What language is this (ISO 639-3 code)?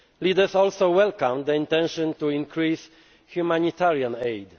eng